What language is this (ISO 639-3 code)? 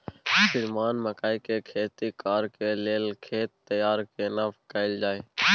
mai